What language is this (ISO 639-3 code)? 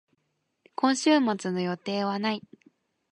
jpn